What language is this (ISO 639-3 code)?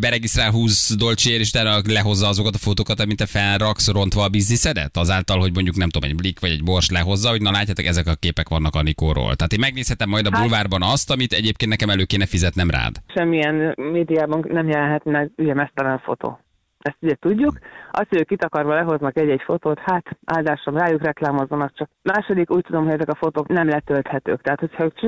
hun